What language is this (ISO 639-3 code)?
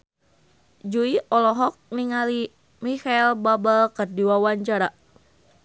sun